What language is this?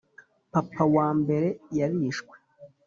Kinyarwanda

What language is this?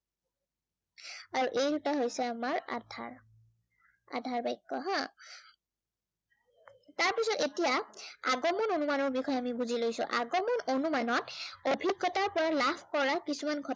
Assamese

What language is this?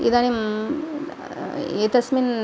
Sanskrit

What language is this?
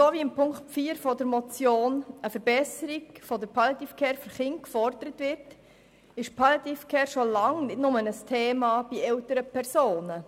Swiss German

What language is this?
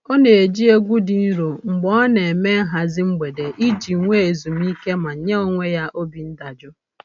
Igbo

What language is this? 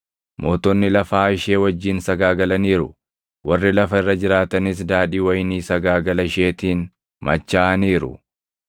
Oromo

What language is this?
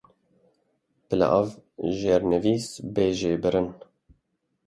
Kurdish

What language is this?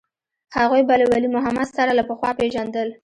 Pashto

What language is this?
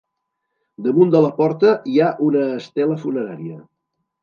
Catalan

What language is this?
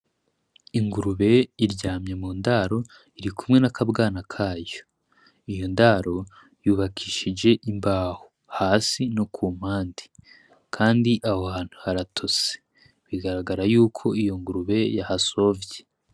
Rundi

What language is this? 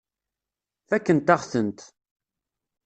Kabyle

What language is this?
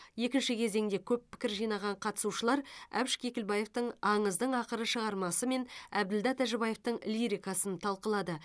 Kazakh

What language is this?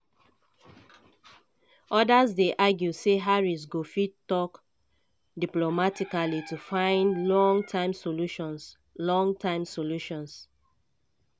Nigerian Pidgin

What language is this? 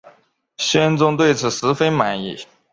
Chinese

